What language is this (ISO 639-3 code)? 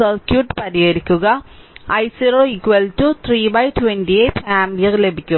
mal